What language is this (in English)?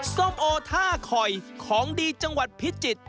Thai